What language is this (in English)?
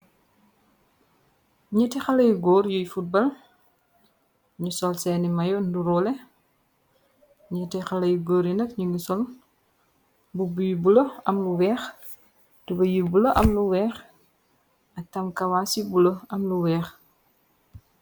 Wolof